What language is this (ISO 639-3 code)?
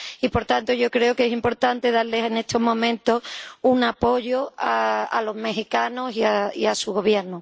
spa